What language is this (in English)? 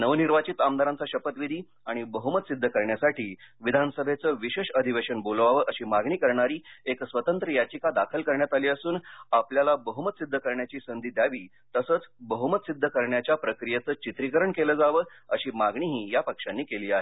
Marathi